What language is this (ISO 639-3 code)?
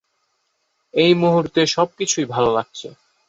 ben